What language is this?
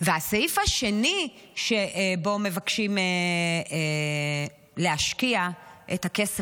Hebrew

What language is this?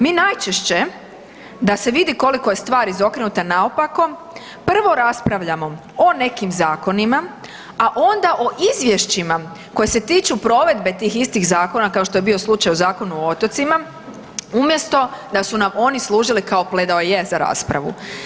Croatian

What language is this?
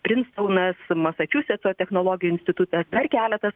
Lithuanian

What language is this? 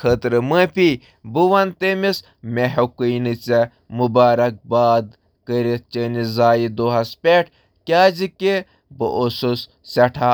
Kashmiri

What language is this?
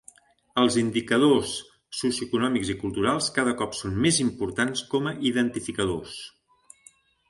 Catalan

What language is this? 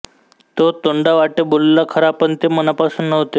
Marathi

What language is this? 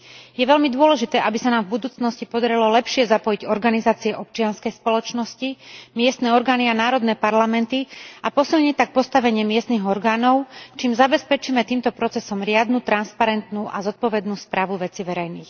Slovak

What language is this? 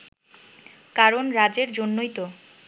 Bangla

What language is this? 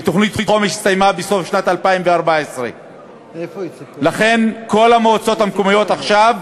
Hebrew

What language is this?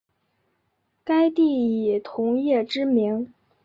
Chinese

